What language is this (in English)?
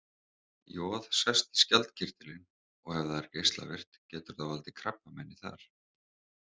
Icelandic